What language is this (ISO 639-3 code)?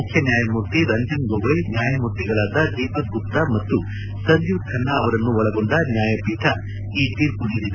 kan